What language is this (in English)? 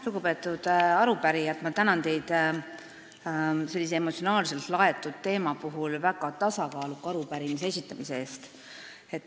Estonian